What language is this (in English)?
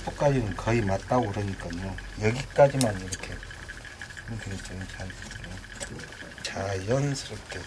Korean